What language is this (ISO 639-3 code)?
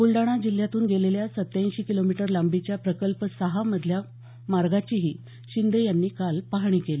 mar